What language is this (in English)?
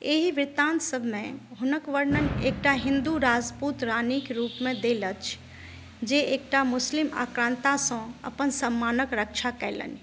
Maithili